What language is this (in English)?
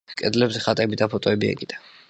Georgian